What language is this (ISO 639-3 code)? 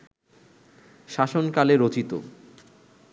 ben